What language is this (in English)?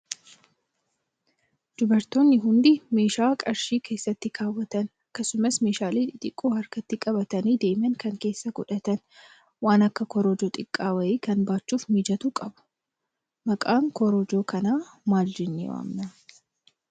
Oromo